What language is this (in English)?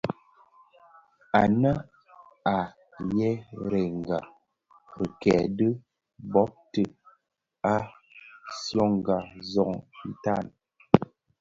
Bafia